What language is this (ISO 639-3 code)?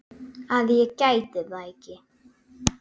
isl